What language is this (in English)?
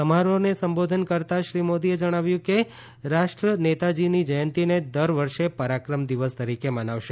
Gujarati